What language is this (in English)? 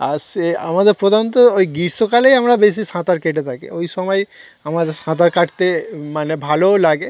Bangla